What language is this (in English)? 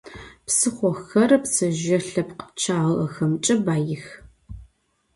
Adyghe